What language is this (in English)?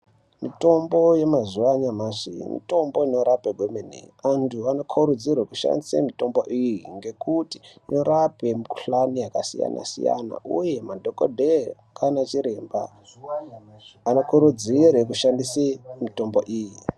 Ndau